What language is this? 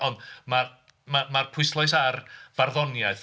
Welsh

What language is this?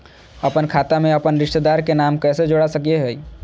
Magahi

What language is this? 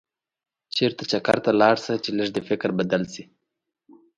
Pashto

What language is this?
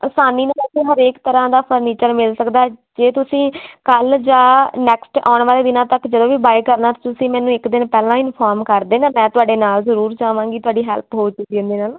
Punjabi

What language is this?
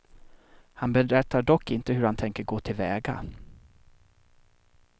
Swedish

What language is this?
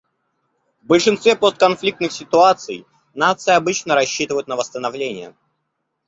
Russian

